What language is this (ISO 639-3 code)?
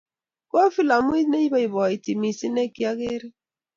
kln